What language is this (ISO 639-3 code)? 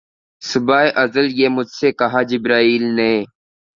urd